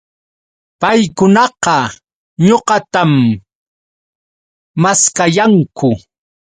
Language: Yauyos Quechua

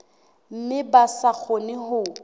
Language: Southern Sotho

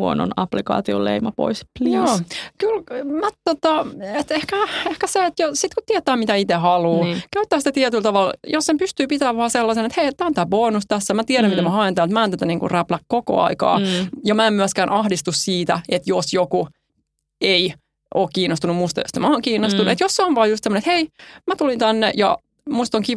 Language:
Finnish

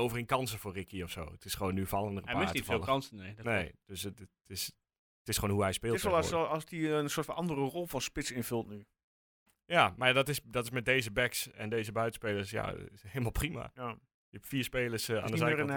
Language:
Dutch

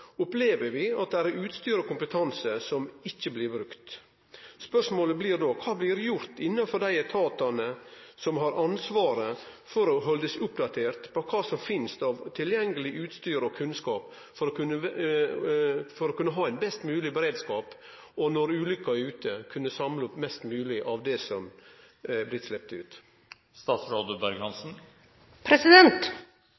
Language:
Norwegian Nynorsk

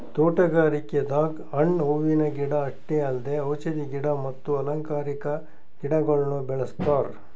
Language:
Kannada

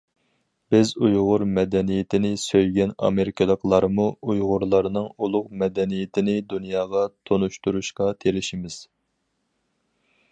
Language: Uyghur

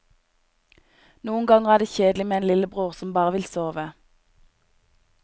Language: Norwegian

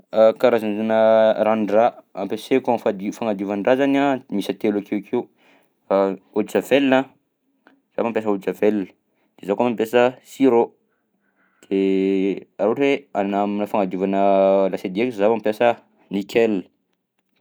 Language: Southern Betsimisaraka Malagasy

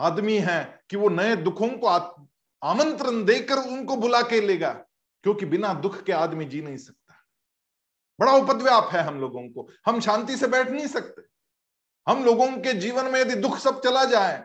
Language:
Hindi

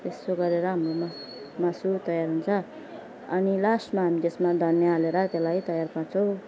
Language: Nepali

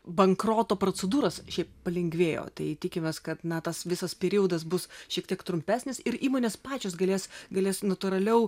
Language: Lithuanian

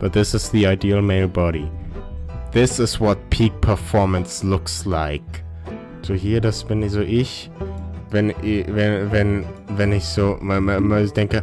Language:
German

